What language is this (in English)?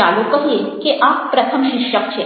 Gujarati